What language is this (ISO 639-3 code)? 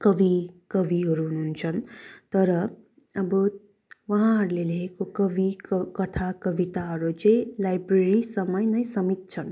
nep